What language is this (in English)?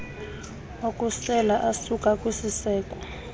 Xhosa